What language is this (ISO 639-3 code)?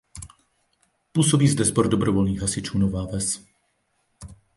ces